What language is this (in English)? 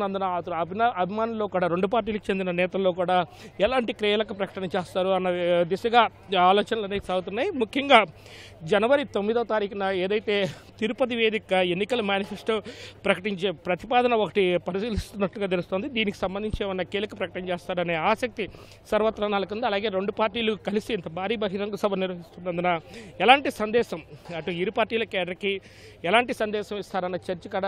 Hindi